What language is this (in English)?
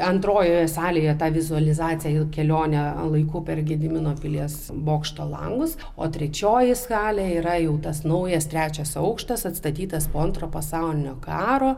Lithuanian